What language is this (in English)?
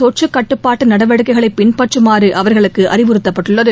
Tamil